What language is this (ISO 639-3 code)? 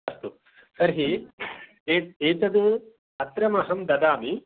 san